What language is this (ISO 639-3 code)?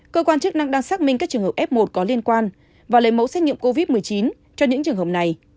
vie